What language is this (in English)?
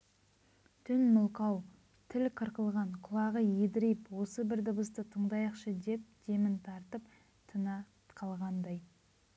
Kazakh